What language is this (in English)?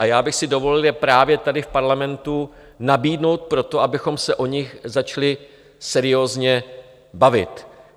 Czech